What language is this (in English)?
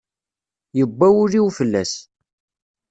Kabyle